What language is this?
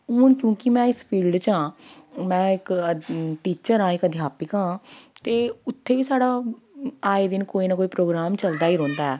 Dogri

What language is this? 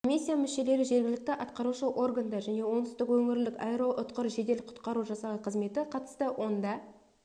Kazakh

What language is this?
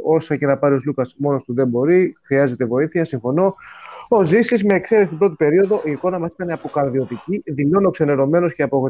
Greek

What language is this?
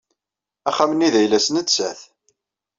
Kabyle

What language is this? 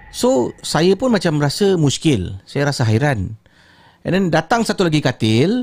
Malay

